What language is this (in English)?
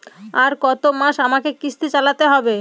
Bangla